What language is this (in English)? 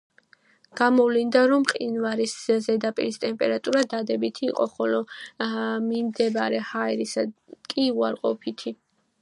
Georgian